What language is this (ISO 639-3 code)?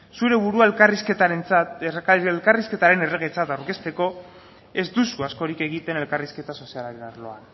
eus